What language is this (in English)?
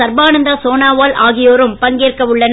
Tamil